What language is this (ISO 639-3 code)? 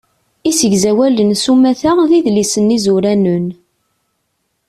kab